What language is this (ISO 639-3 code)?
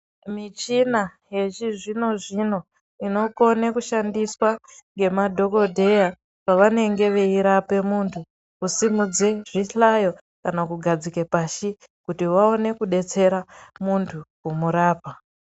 ndc